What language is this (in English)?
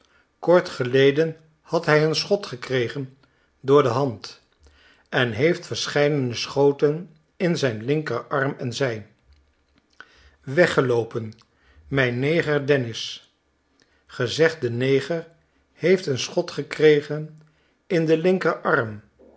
Dutch